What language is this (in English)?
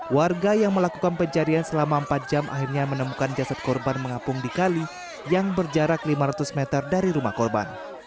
Indonesian